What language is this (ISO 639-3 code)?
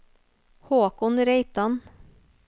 nor